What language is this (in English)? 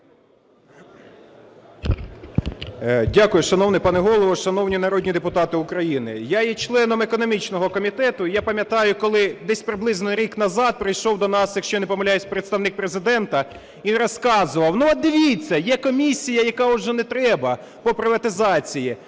Ukrainian